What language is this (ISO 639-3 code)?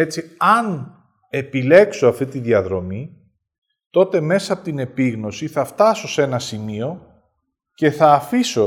ell